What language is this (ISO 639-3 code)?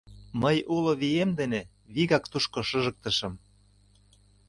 chm